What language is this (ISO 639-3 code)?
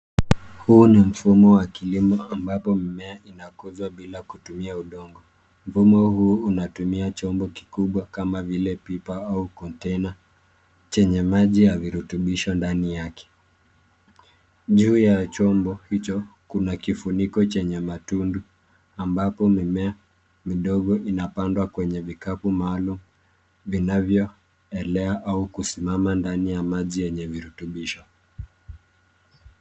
swa